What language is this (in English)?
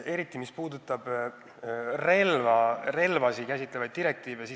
Estonian